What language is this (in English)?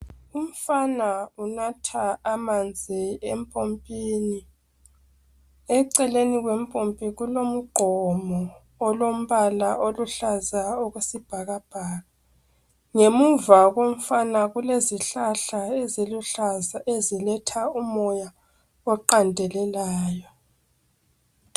North Ndebele